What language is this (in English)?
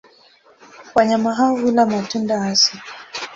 Swahili